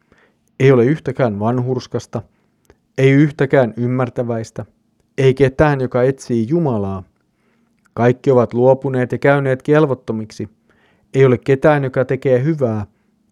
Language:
Finnish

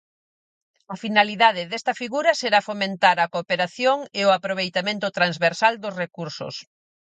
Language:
Galician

